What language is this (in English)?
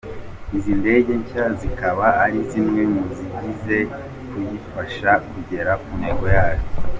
Kinyarwanda